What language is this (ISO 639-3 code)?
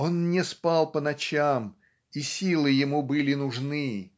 rus